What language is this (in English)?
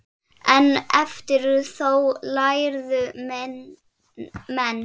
Icelandic